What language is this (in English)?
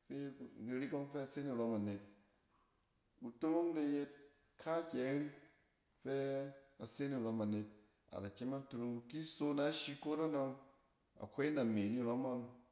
Cen